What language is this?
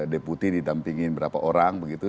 Indonesian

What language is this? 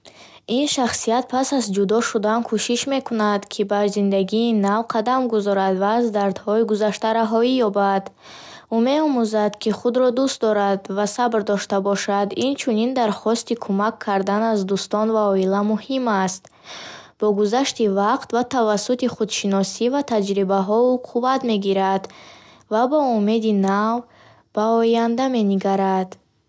Bukharic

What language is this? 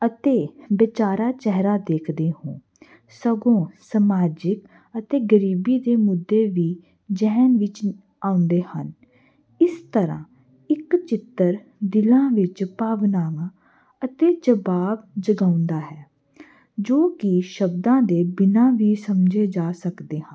Punjabi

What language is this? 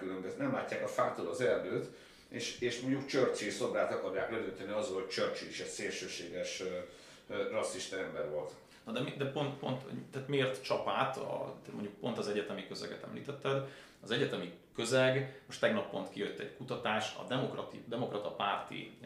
Hungarian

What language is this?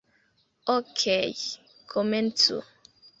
Esperanto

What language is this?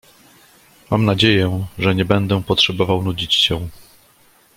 Polish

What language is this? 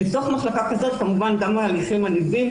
Hebrew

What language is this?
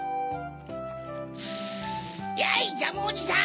Japanese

